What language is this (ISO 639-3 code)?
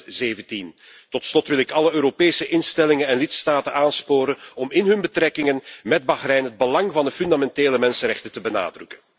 nld